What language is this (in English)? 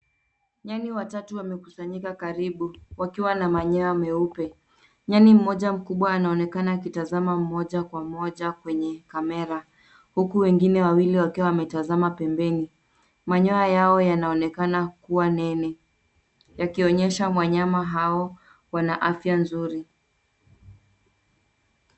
Swahili